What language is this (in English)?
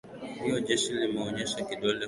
Swahili